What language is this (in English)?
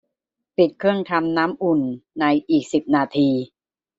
Thai